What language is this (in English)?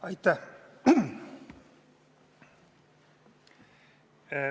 Estonian